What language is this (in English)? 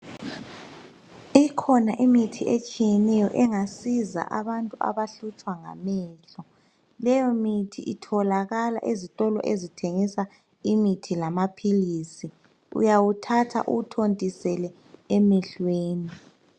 North Ndebele